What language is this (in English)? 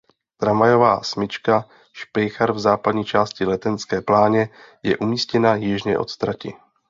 Czech